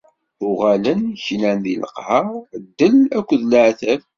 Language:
Kabyle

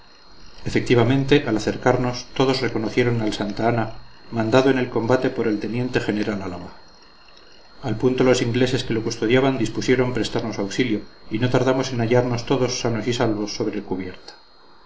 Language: Spanish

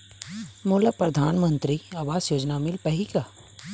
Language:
Chhattisgarhi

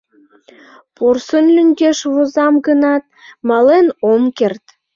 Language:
Mari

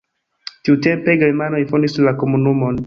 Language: Esperanto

